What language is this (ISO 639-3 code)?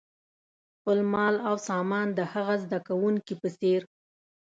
pus